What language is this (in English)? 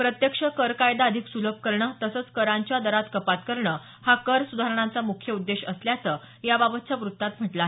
Marathi